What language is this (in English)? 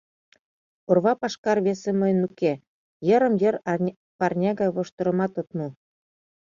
Mari